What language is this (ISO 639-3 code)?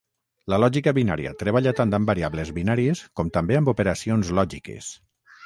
cat